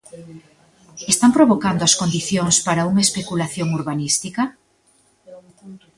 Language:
Galician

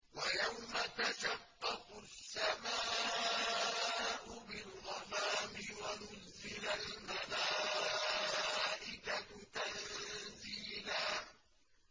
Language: Arabic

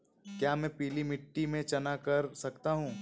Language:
Hindi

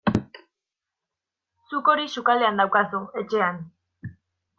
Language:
Basque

